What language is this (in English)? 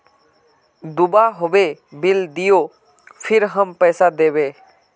Magahi